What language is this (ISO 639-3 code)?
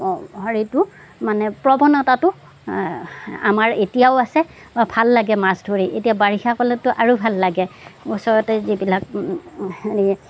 asm